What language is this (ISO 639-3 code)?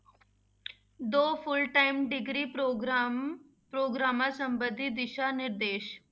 pan